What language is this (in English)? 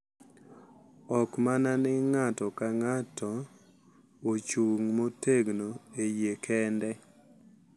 Luo (Kenya and Tanzania)